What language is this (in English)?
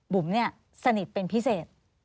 Thai